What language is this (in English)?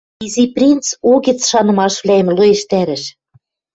Western Mari